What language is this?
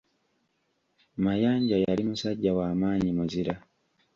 Ganda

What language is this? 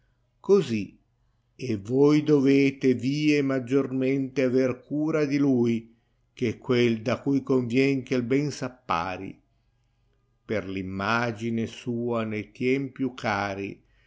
Italian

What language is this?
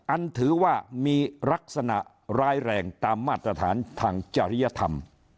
Thai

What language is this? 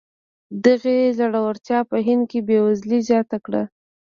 Pashto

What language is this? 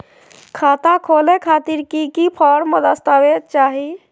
Magahi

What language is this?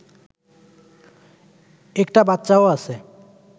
Bangla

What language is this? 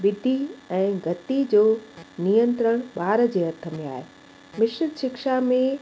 Sindhi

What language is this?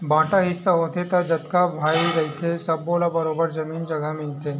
Chhattisgarhi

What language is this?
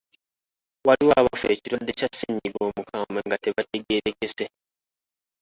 Ganda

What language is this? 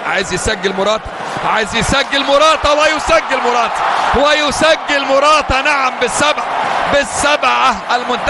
Arabic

